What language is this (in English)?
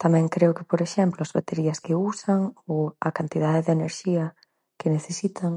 Galician